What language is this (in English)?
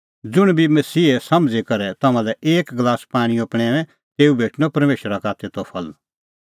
Kullu Pahari